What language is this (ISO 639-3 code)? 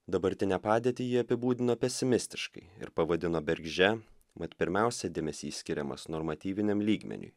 lit